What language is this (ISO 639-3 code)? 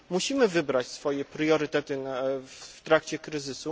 pol